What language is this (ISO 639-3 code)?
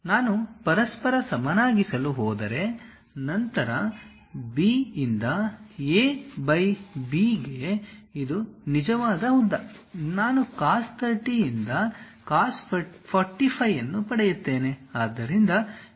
kan